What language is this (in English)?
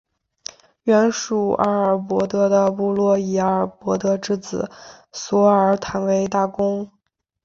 Chinese